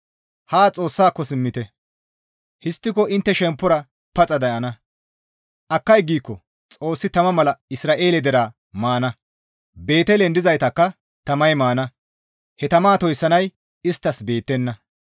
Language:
Gamo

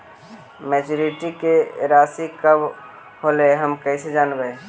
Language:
Magahi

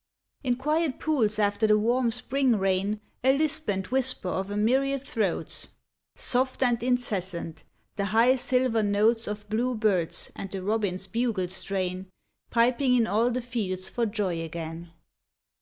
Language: English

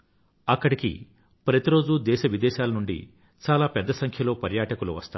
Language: Telugu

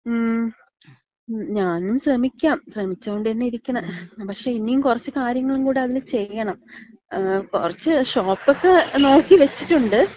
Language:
Malayalam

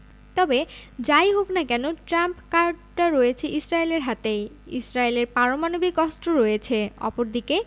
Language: Bangla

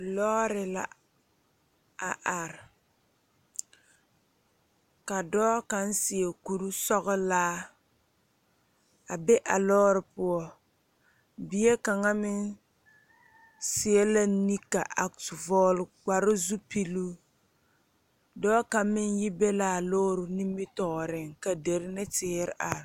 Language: Southern Dagaare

